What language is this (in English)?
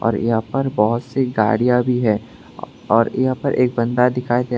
Hindi